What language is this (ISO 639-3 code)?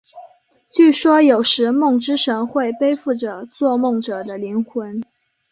zho